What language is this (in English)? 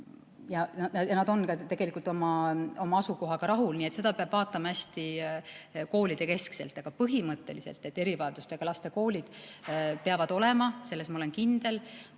Estonian